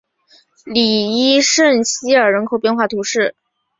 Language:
Chinese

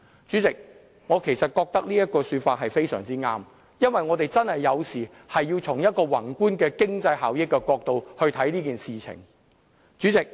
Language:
Cantonese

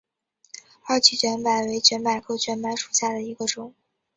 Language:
Chinese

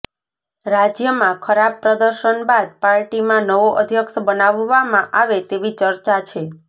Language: Gujarati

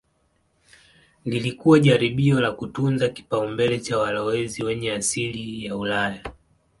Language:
Swahili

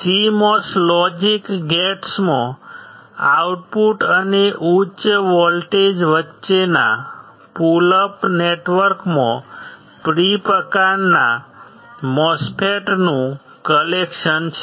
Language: Gujarati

